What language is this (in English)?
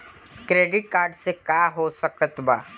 Bhojpuri